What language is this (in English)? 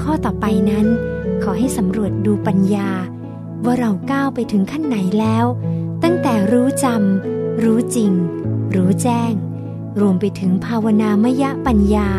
Thai